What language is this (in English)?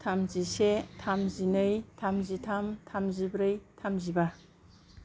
Bodo